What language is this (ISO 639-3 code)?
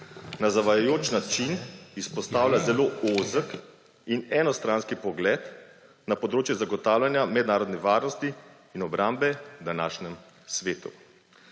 slv